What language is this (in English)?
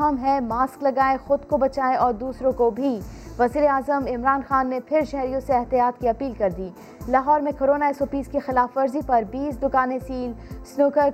Urdu